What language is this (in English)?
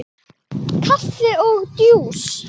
Icelandic